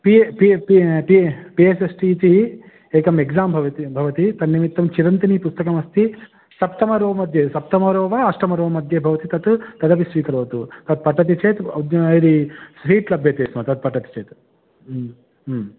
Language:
Sanskrit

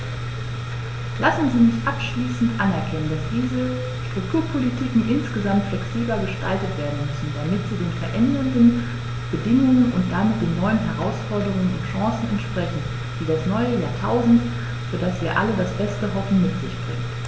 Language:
German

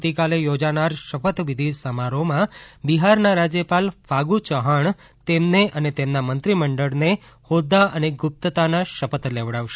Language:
Gujarati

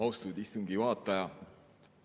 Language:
Estonian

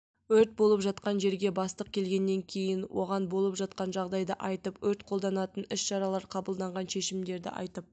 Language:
Kazakh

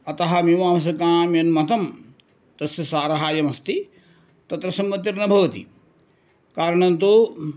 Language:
Sanskrit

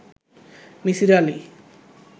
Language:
Bangla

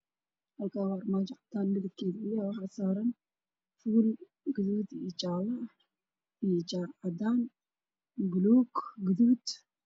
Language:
Somali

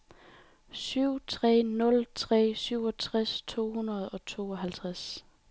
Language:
Danish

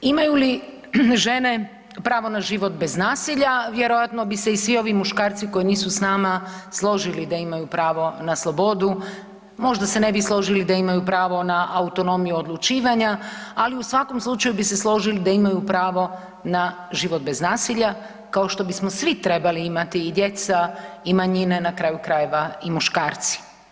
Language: Croatian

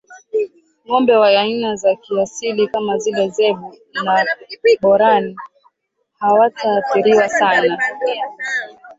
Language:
Swahili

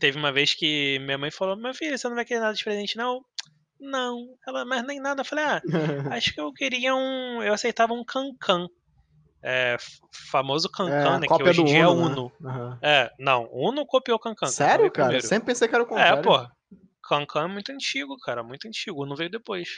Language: Portuguese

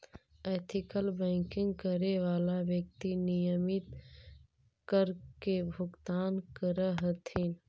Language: Magahi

